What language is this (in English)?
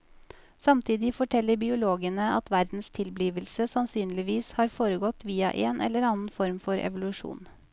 Norwegian